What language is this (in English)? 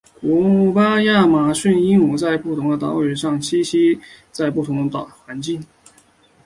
Chinese